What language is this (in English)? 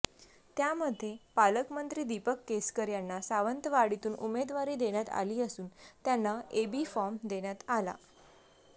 Marathi